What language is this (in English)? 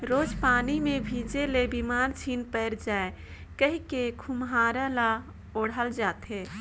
Chhattisgarhi